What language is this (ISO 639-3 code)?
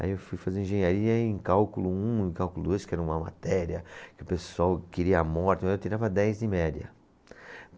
por